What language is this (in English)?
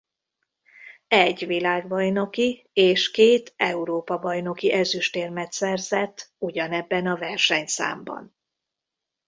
Hungarian